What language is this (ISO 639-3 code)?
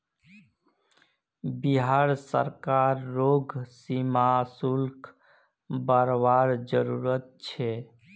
mag